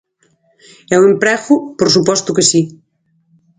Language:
Galician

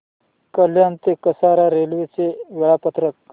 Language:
Marathi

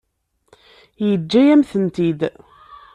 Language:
Kabyle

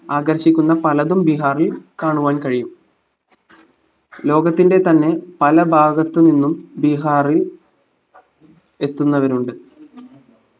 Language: Malayalam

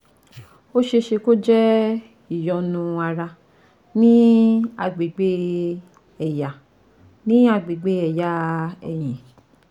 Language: Yoruba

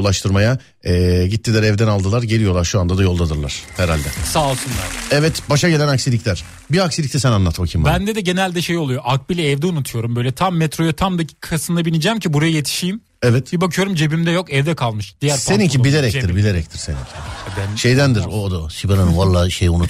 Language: Turkish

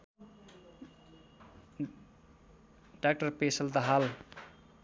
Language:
Nepali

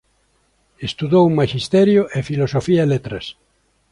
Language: Galician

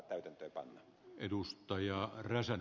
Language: Finnish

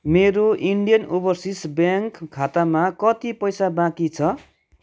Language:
Nepali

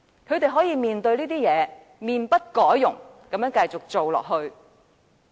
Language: Cantonese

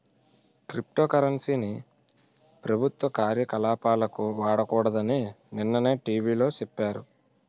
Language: Telugu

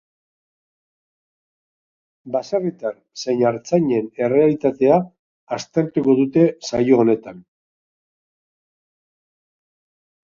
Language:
Basque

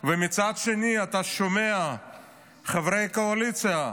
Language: Hebrew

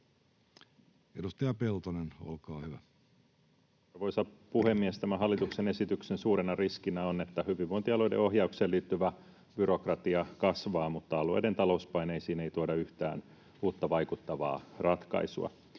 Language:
Finnish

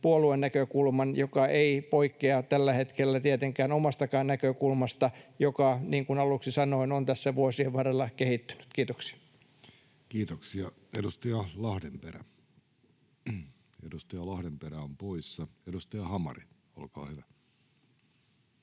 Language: Finnish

